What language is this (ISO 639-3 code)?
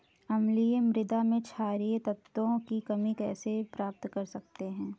hin